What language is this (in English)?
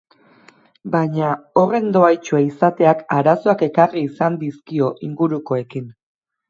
Basque